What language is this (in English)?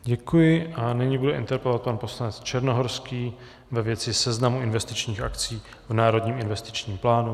Czech